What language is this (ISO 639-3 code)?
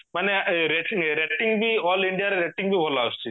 ori